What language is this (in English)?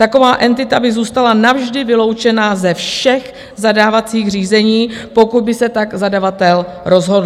Czech